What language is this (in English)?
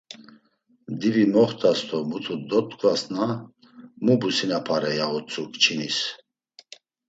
Laz